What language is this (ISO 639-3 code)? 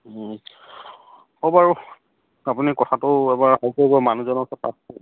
asm